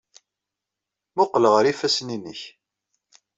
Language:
Kabyle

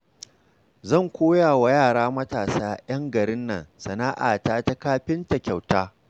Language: Hausa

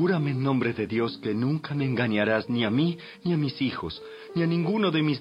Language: Spanish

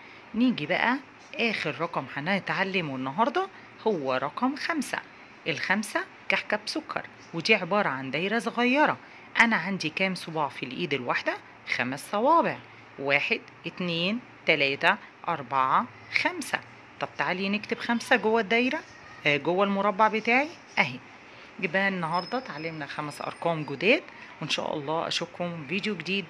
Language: Arabic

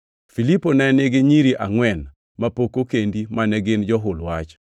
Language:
Luo (Kenya and Tanzania)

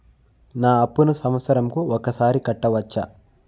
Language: Telugu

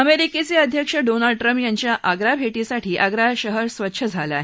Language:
Marathi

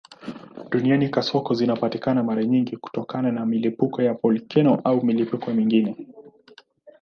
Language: Swahili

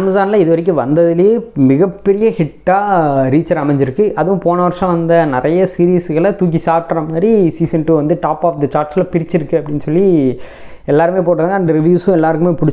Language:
Tamil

